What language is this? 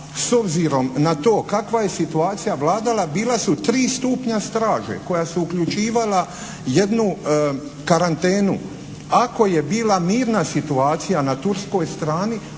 Croatian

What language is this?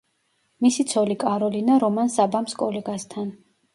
Georgian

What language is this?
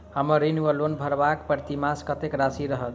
Maithili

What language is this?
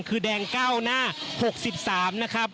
Thai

